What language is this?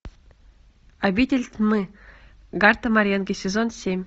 Russian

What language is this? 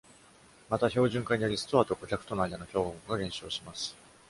Japanese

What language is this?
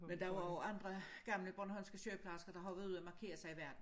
Danish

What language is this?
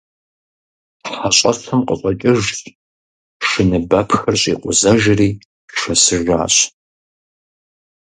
Kabardian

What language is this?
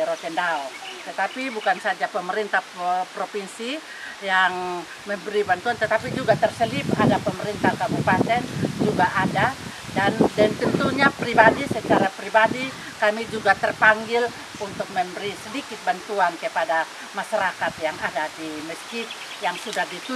Indonesian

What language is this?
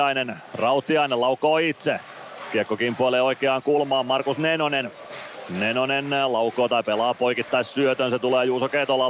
Finnish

